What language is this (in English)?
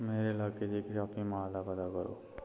Dogri